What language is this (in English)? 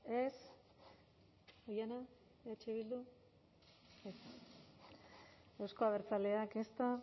Basque